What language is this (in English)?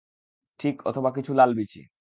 Bangla